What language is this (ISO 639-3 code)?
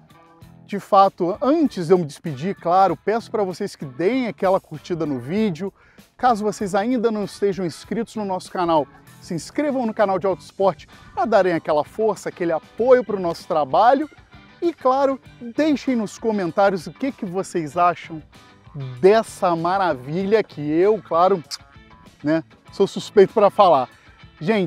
por